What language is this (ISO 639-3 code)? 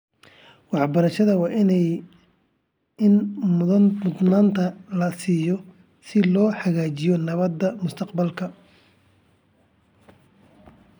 som